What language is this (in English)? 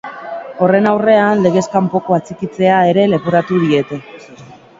Basque